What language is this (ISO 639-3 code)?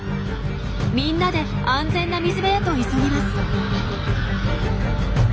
jpn